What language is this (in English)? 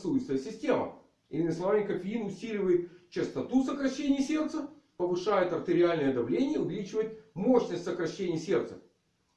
Russian